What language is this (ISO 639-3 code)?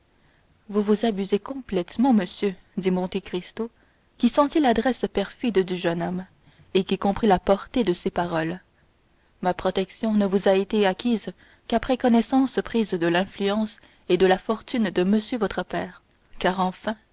fra